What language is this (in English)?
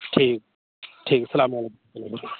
Urdu